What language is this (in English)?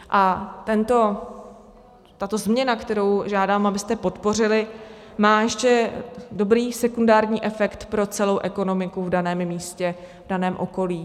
Czech